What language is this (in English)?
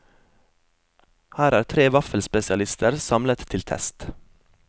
Norwegian